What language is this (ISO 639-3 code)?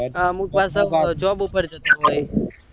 guj